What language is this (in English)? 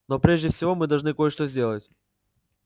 Russian